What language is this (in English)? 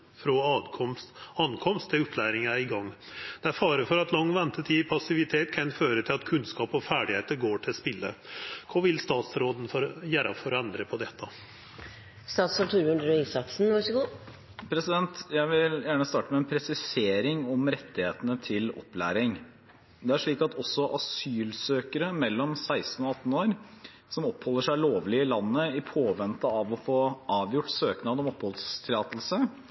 Norwegian